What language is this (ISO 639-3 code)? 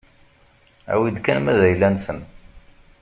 kab